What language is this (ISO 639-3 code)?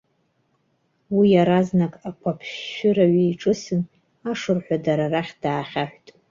abk